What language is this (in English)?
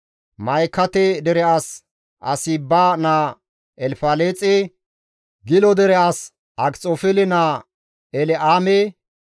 Gamo